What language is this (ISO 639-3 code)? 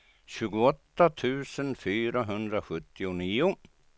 swe